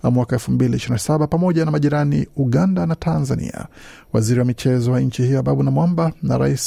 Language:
Swahili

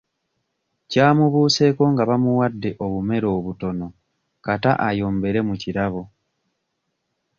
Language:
Ganda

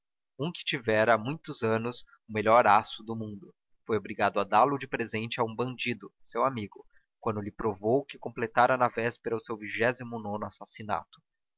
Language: Portuguese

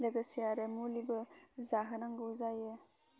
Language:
Bodo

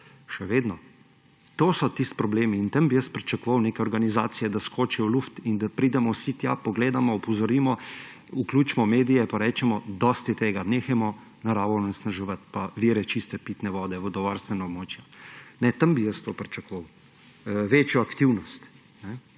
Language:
Slovenian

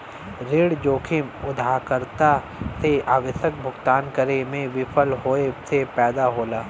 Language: Bhojpuri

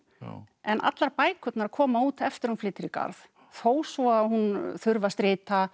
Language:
Icelandic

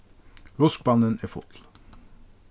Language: Faroese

